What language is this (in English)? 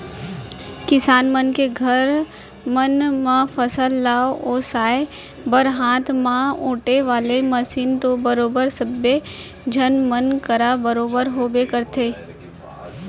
Chhattisgarhi